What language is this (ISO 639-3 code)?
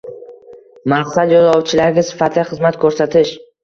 uzb